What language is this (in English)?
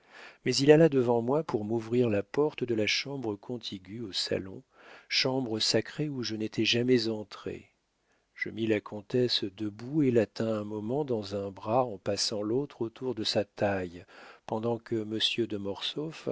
French